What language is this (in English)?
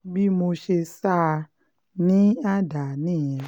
Yoruba